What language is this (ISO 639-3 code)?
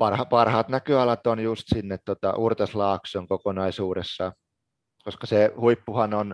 fin